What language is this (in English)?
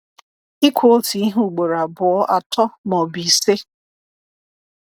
Igbo